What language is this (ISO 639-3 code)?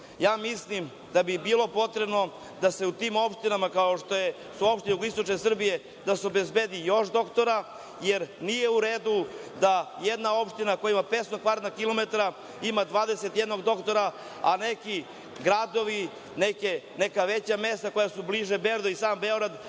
srp